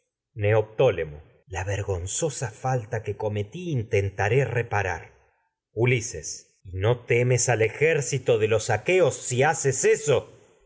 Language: Spanish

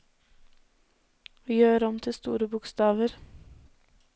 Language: Norwegian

